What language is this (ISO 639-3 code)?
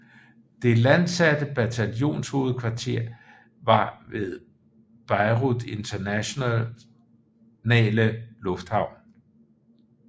dan